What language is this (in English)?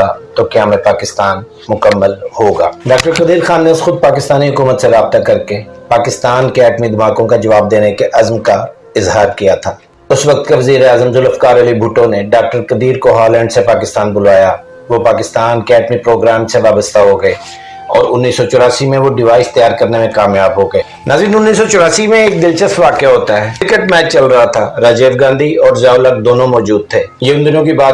Indonesian